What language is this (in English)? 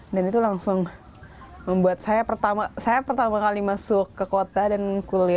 Indonesian